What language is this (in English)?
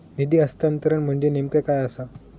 Marathi